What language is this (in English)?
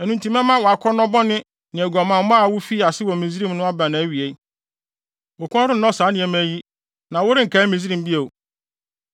Akan